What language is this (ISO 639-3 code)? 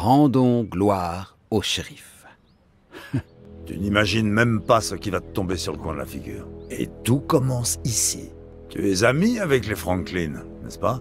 fra